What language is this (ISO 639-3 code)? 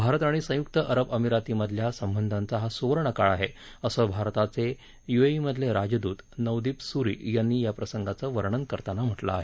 mar